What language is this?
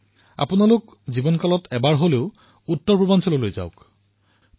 Assamese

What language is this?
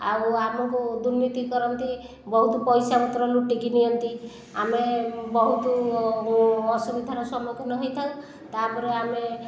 Odia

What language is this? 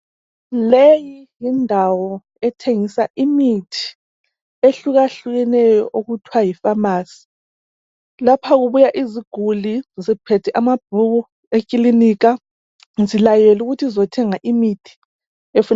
North Ndebele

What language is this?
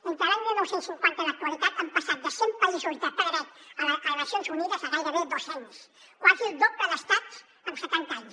Catalan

